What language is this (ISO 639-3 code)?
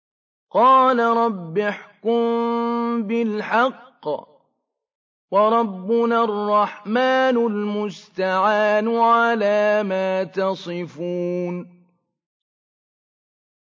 ara